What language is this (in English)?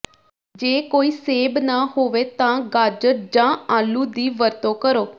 Punjabi